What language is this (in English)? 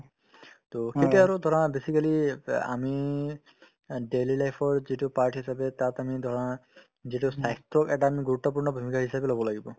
Assamese